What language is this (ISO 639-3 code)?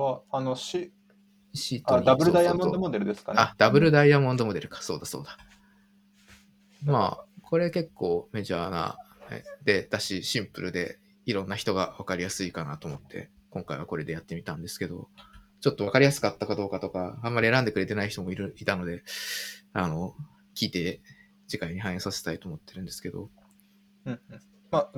jpn